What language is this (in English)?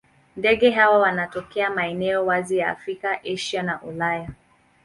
Swahili